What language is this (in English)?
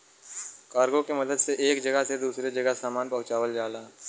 Bhojpuri